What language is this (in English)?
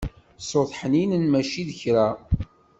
Kabyle